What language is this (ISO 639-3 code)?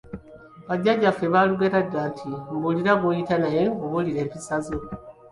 lug